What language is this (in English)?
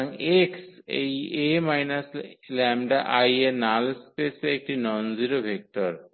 Bangla